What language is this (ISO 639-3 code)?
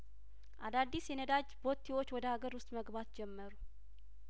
amh